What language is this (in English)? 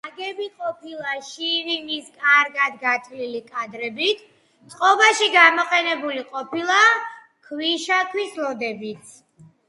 Georgian